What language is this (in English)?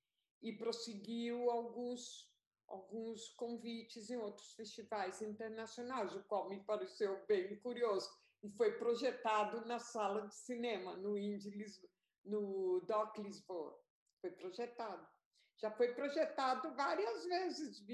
Portuguese